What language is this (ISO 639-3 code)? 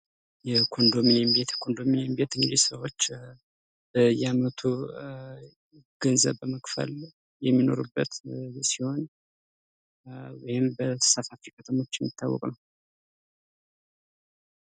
amh